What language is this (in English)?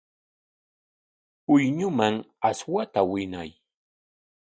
Corongo Ancash Quechua